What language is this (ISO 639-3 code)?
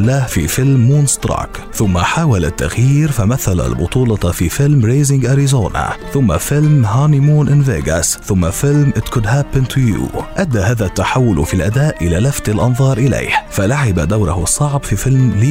ara